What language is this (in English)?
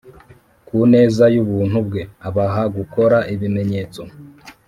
Kinyarwanda